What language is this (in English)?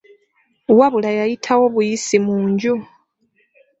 Ganda